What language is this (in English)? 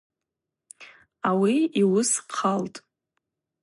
Abaza